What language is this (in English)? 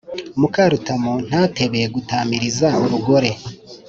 Kinyarwanda